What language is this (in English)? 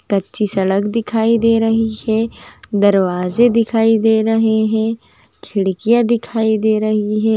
Magahi